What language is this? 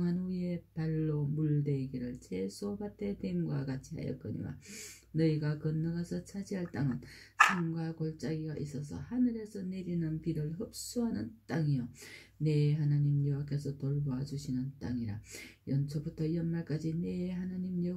Korean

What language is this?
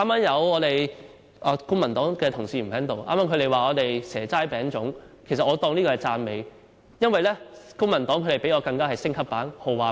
Cantonese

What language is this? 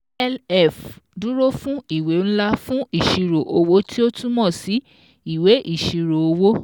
Yoruba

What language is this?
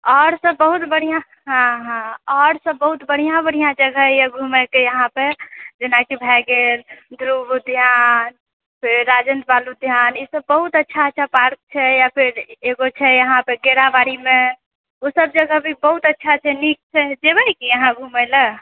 Maithili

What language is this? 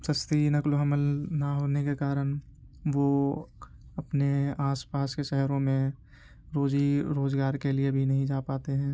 Urdu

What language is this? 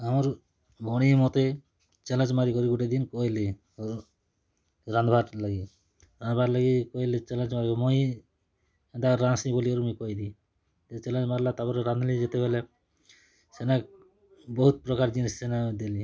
Odia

